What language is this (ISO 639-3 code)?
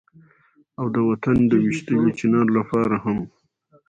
pus